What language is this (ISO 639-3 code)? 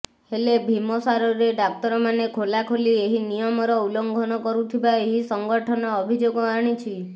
ori